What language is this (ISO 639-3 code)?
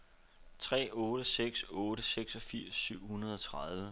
dan